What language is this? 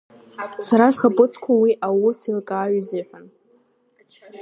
Abkhazian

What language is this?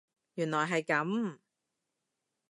Cantonese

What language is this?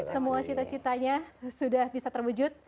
Indonesian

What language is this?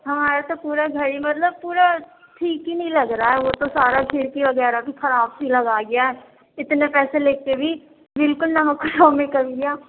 Urdu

